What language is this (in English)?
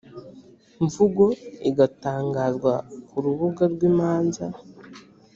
Kinyarwanda